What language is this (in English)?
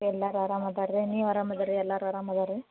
Kannada